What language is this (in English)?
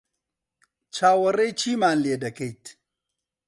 Central Kurdish